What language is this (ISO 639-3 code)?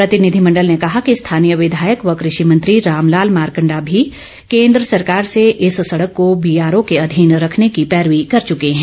hin